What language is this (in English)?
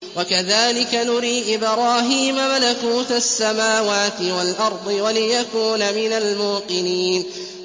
Arabic